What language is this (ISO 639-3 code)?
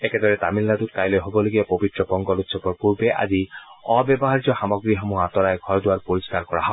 asm